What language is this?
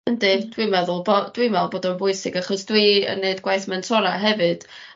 Welsh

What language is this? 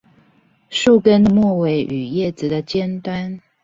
Chinese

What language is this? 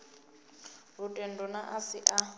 Venda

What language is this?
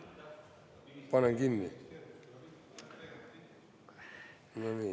Estonian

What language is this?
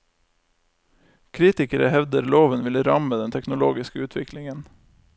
Norwegian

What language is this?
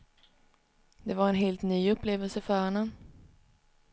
Swedish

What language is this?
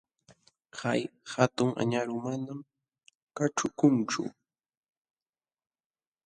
Jauja Wanca Quechua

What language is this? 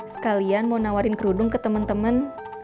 Indonesian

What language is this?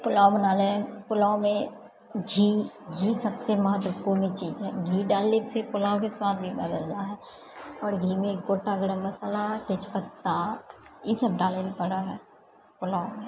Maithili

